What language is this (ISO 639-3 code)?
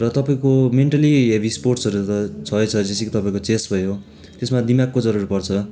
nep